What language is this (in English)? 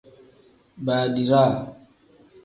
Tem